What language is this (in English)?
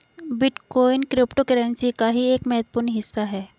Hindi